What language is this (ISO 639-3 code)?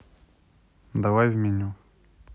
rus